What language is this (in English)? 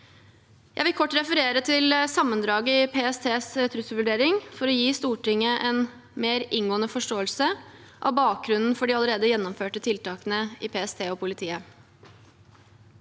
Norwegian